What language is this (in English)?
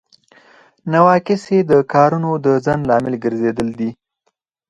Pashto